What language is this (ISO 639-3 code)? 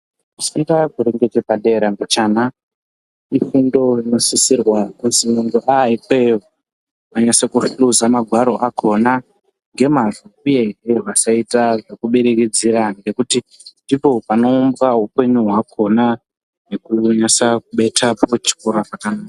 ndc